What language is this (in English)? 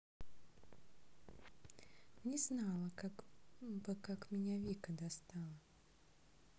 Russian